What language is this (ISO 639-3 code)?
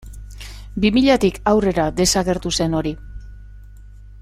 eus